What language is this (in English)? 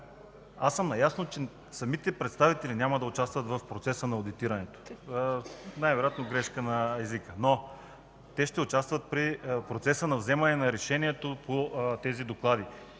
Bulgarian